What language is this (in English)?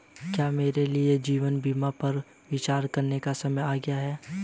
Hindi